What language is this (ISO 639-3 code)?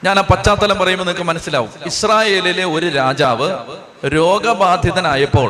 mal